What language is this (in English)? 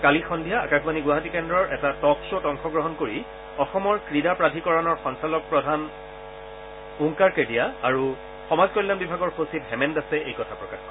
Assamese